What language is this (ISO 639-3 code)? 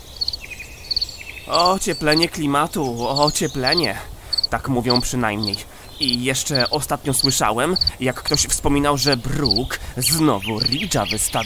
pol